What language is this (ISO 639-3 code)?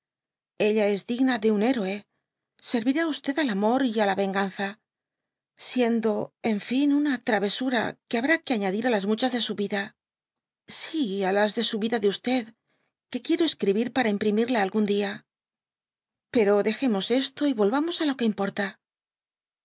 spa